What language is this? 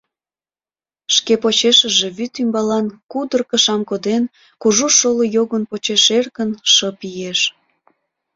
Mari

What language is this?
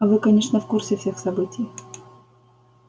Russian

